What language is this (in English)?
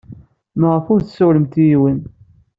Kabyle